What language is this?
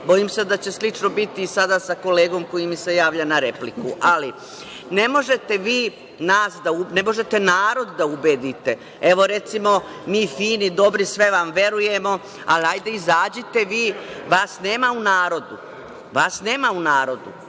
Serbian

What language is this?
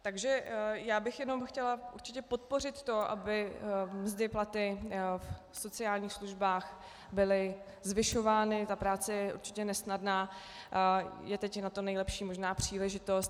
Czech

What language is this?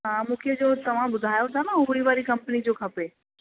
Sindhi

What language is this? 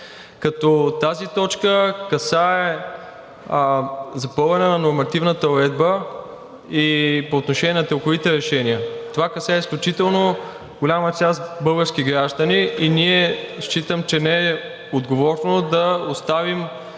Bulgarian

